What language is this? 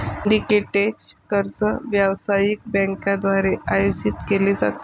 Marathi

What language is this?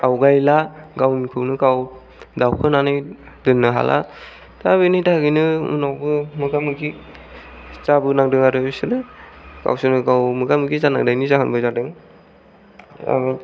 Bodo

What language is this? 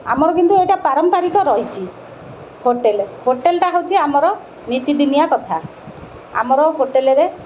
Odia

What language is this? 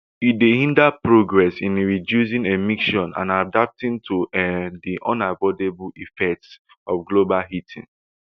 Nigerian Pidgin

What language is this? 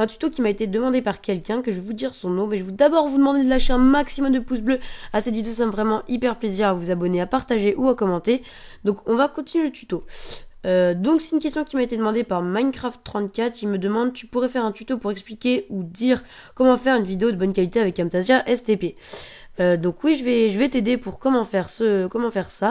French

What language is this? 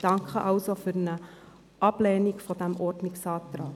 Swiss German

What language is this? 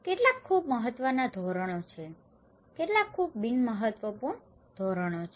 Gujarati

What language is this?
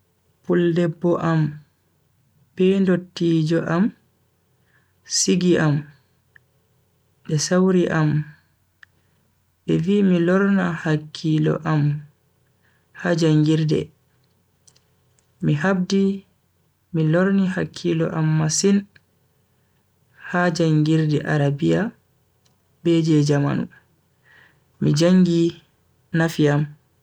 Bagirmi Fulfulde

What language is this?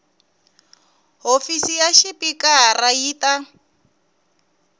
Tsonga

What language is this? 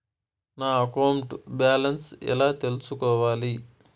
Telugu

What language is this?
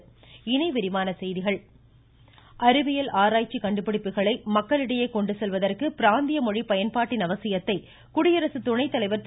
Tamil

